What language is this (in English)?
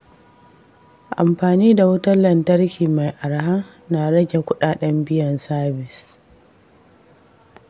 Hausa